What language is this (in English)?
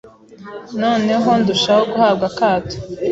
Kinyarwanda